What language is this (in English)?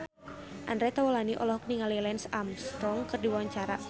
Sundanese